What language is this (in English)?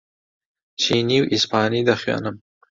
Central Kurdish